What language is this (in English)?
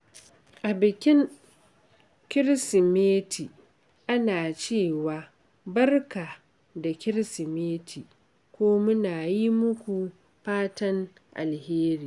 Hausa